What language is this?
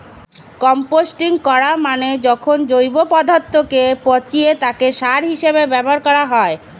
Bangla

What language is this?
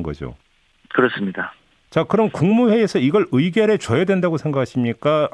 Korean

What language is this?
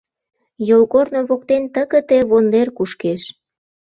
Mari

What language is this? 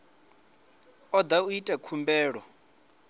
Venda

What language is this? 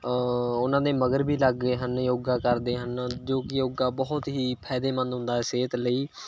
Punjabi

